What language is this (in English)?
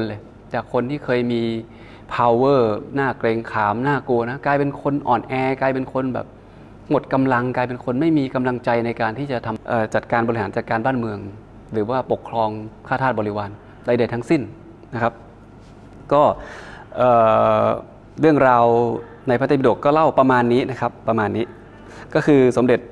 Thai